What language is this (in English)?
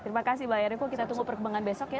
Indonesian